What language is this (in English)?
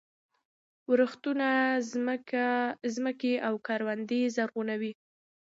Pashto